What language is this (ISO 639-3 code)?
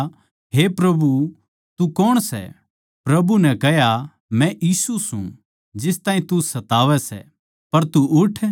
bgc